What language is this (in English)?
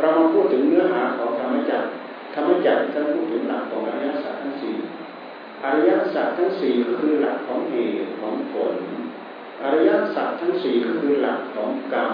Thai